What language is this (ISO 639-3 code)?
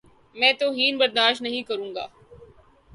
urd